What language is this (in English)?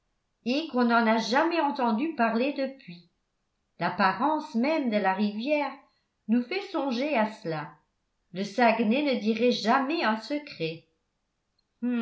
French